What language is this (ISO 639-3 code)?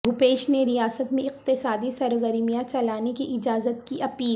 urd